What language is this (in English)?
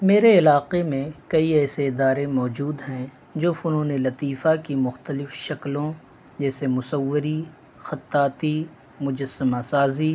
Urdu